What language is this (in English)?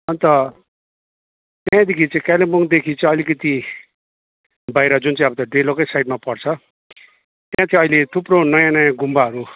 Nepali